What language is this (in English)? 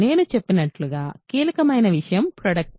Telugu